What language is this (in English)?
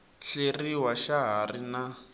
Tsonga